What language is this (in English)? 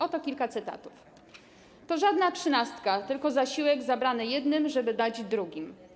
Polish